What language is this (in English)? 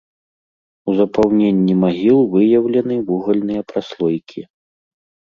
Belarusian